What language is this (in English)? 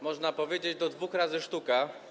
Polish